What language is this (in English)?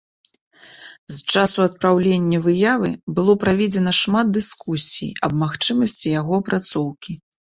Belarusian